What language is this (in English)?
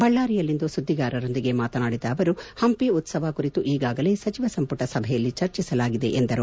Kannada